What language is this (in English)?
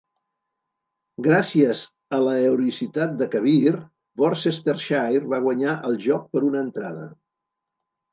Catalan